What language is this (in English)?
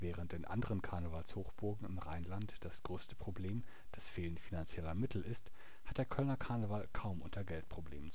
German